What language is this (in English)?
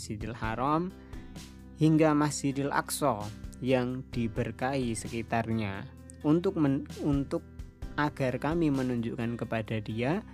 Indonesian